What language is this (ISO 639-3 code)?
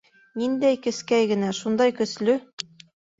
bak